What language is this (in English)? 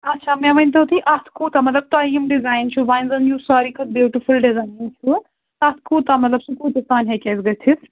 Kashmiri